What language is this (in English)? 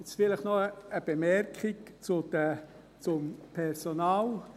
Swiss German